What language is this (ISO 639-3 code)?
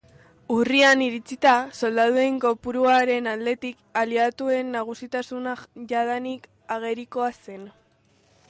eus